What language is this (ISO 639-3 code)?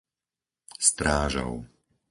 slk